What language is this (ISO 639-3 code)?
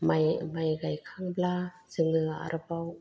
brx